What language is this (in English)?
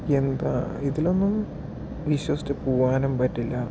Malayalam